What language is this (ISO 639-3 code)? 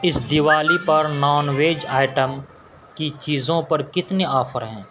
urd